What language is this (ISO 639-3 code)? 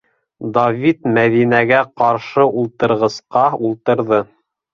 bak